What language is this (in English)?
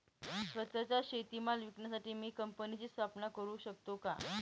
Marathi